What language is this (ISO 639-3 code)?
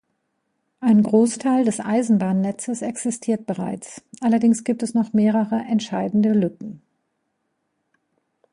deu